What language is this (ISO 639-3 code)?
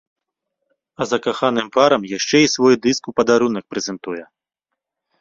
bel